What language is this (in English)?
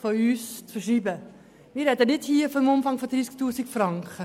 Swiss German